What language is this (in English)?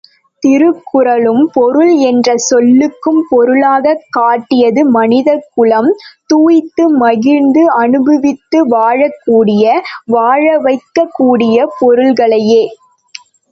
Tamil